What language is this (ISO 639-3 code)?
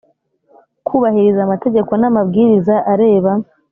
kin